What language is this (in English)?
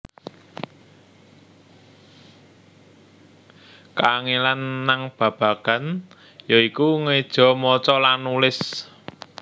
Javanese